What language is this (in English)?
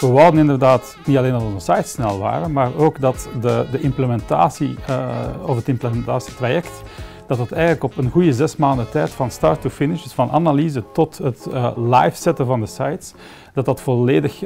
Dutch